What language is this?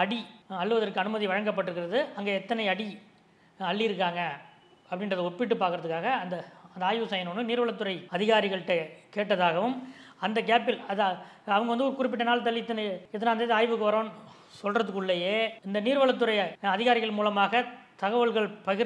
Arabic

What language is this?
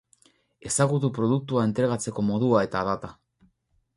Basque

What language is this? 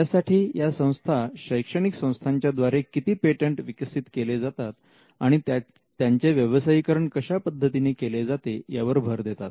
Marathi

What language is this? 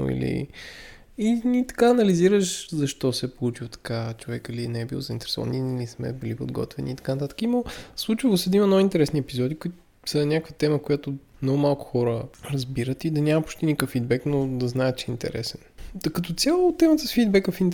Bulgarian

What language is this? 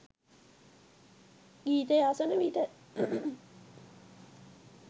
Sinhala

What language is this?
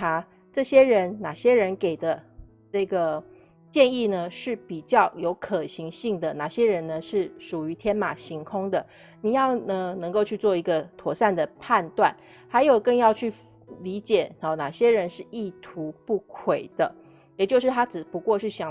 Chinese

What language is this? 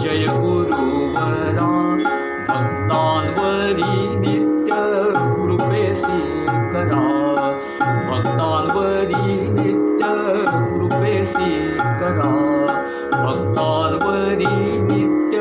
Marathi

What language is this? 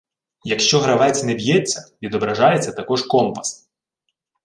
Ukrainian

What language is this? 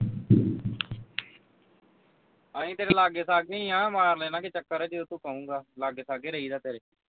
Punjabi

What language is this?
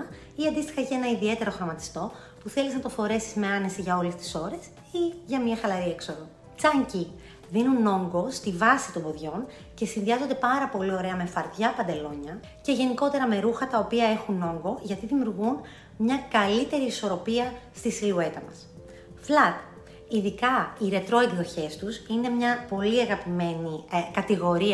Greek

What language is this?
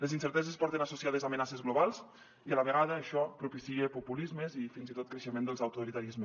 Catalan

